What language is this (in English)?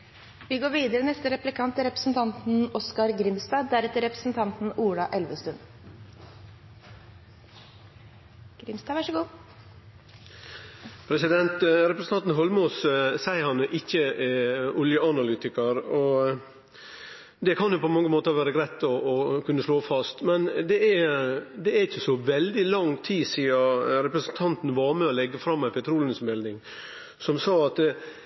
Norwegian